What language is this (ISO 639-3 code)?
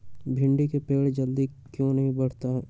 mag